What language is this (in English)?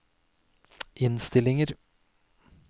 Norwegian